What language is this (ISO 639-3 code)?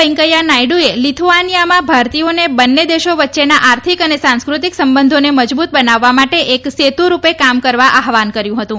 guj